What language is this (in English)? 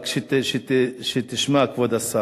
Hebrew